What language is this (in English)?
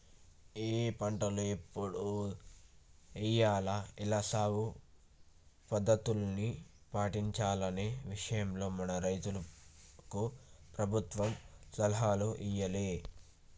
Telugu